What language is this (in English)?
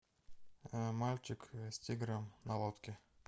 Russian